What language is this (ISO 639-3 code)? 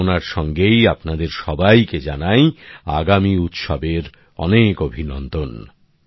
ben